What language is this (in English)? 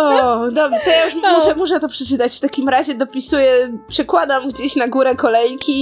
Polish